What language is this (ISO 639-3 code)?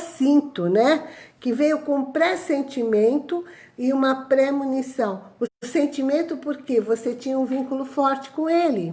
por